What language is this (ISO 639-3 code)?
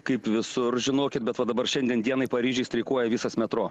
lit